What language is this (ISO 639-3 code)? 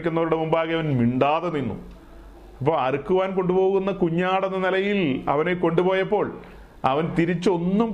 mal